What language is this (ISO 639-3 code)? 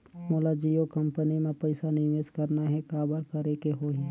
hne